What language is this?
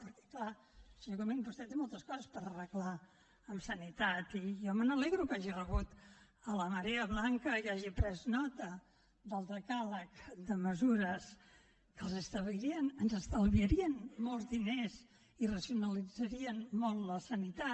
Catalan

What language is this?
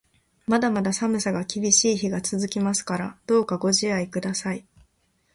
Japanese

